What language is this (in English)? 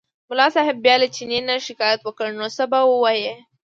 Pashto